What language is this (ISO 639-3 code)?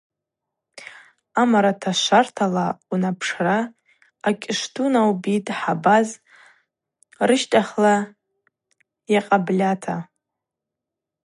abq